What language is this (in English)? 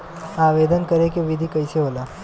Bhojpuri